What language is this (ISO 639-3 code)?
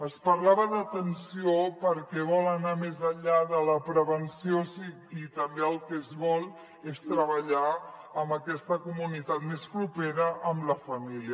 cat